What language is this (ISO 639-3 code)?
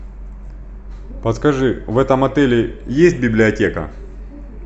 rus